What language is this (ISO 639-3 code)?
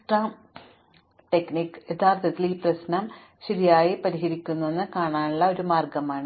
mal